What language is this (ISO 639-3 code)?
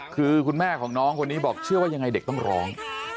tha